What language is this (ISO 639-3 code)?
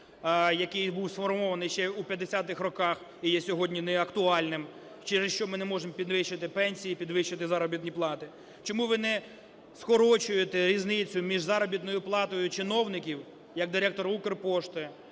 ukr